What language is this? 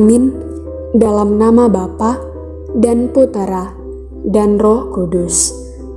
Indonesian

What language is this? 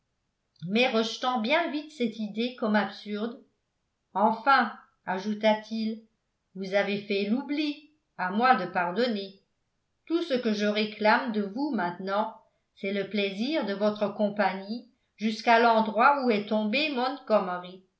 French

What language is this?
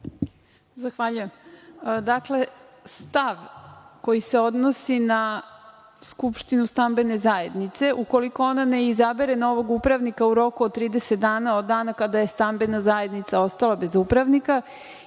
Serbian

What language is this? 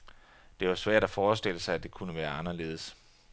Danish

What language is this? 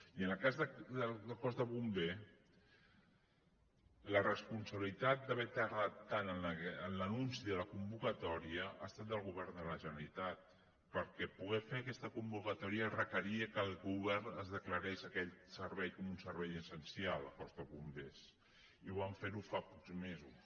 Catalan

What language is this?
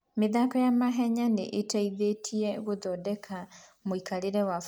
Kikuyu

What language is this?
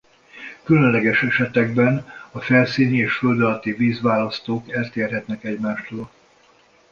Hungarian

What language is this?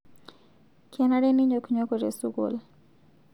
Masai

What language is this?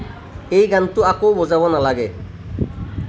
Assamese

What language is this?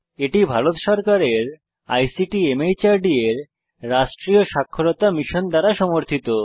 Bangla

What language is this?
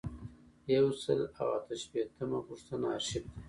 Pashto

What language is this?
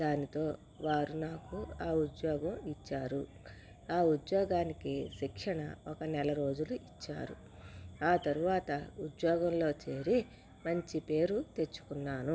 Telugu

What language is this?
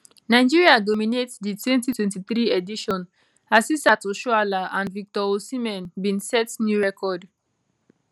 Nigerian Pidgin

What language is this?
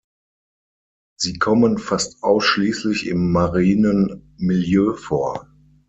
German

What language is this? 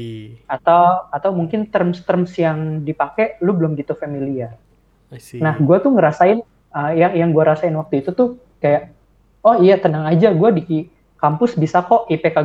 Indonesian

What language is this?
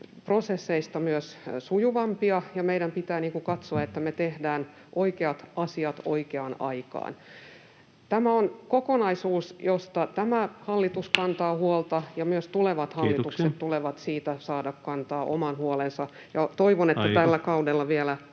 Finnish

